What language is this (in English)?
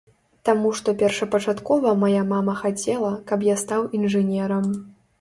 Belarusian